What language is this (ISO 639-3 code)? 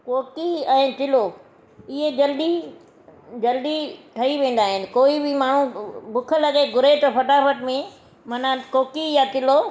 snd